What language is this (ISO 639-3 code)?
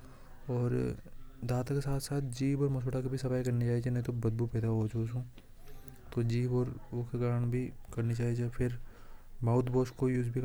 hoj